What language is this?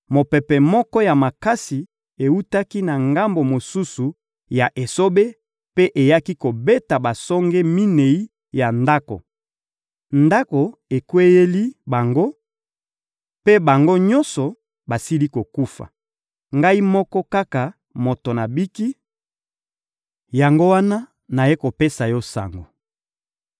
Lingala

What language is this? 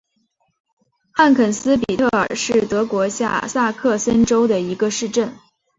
Chinese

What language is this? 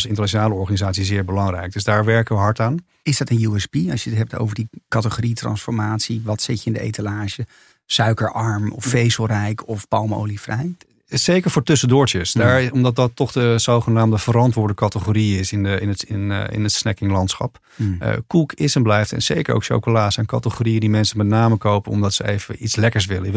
Dutch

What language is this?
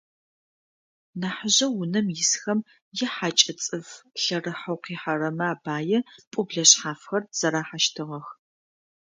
Adyghe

